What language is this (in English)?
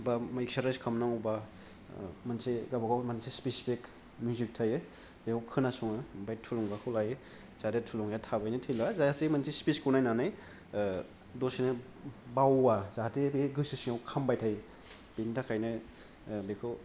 Bodo